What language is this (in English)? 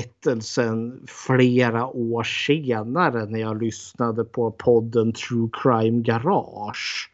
Swedish